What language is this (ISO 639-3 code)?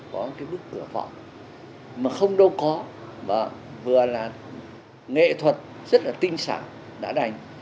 vie